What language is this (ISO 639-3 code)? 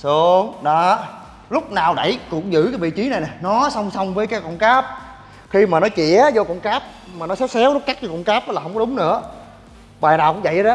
vie